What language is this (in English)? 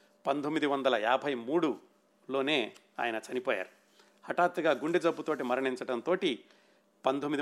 Telugu